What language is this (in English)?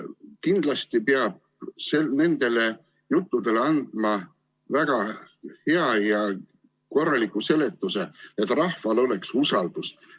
Estonian